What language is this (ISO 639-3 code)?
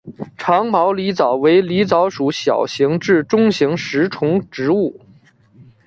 zho